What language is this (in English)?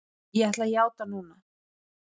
Icelandic